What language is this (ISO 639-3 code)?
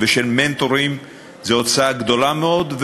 heb